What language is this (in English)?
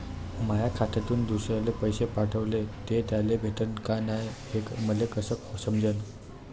Marathi